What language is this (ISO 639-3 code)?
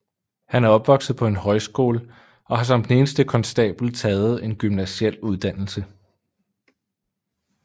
dan